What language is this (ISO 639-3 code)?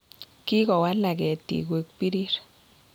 kln